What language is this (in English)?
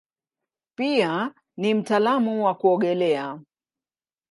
Swahili